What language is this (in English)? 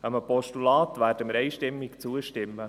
Swiss German